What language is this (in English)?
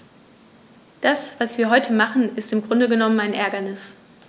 German